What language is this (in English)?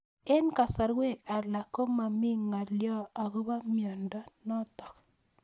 Kalenjin